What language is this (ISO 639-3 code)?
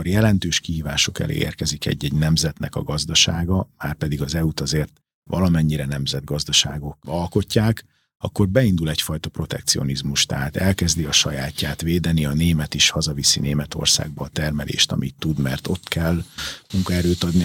hun